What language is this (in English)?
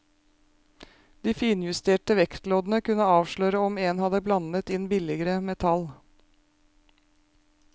Norwegian